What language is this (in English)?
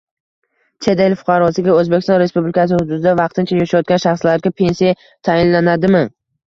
Uzbek